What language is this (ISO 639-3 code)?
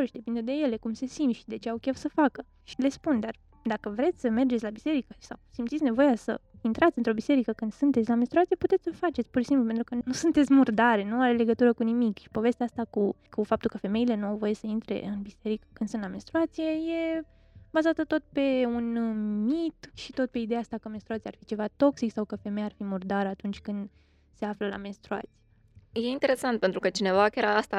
ron